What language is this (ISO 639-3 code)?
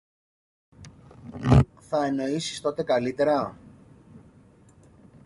ell